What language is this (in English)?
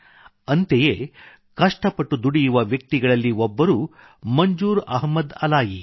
Kannada